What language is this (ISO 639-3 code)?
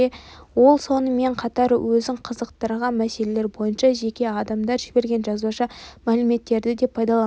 kaz